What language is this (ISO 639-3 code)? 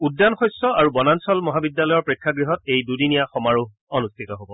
asm